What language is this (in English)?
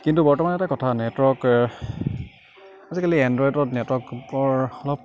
Assamese